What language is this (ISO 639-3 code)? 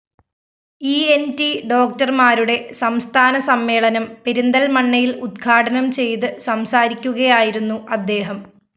mal